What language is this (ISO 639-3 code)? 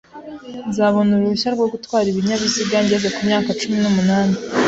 kin